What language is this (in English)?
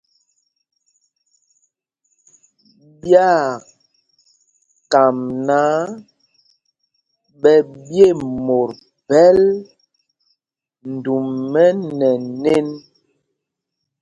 Mpumpong